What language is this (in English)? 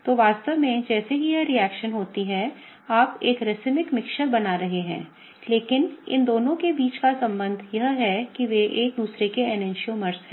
Hindi